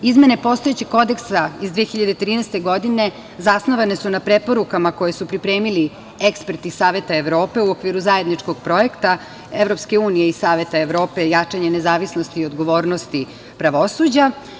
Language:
Serbian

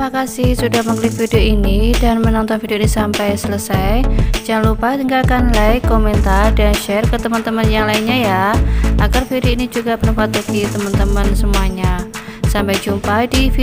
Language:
Indonesian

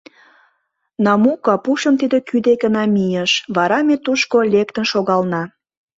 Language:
Mari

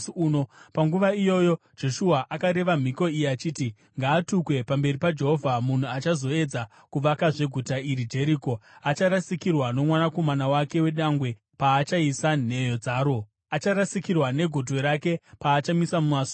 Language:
Shona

